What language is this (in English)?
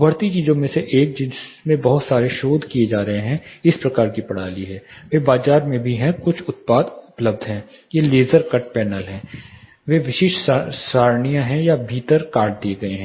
Hindi